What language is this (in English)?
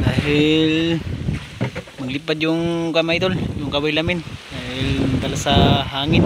Thai